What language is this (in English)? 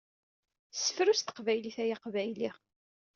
Kabyle